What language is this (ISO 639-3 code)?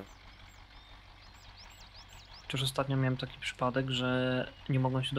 pol